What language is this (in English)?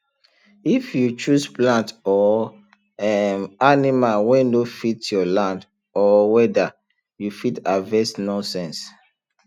Nigerian Pidgin